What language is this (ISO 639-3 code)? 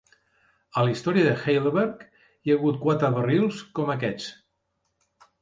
cat